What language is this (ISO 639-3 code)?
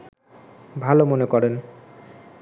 ben